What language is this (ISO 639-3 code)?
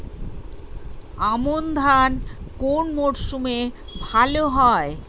ben